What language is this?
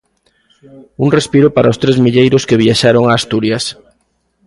Galician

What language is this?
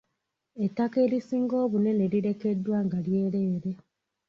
Ganda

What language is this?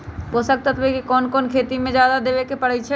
Magahi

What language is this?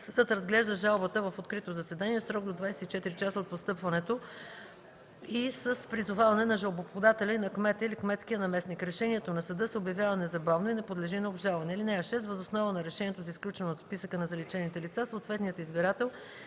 Bulgarian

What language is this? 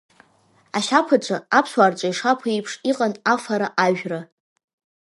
Abkhazian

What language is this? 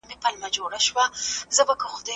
Pashto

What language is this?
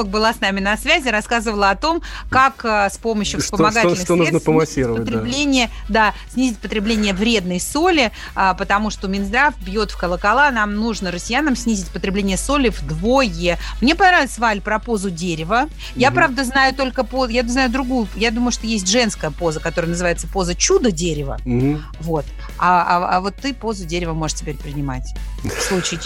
Russian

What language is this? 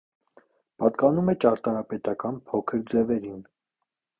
Armenian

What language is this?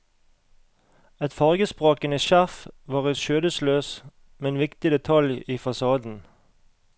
Norwegian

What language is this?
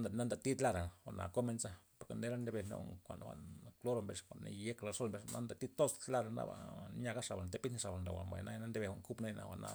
Loxicha Zapotec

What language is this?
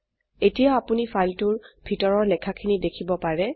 Assamese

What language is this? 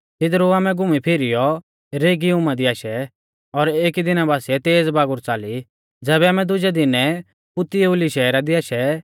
Mahasu Pahari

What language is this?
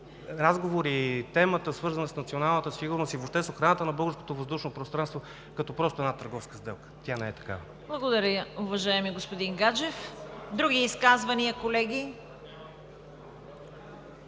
Bulgarian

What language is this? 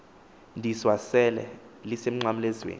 Xhosa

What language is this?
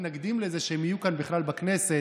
Hebrew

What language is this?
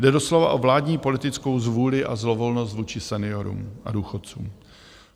Czech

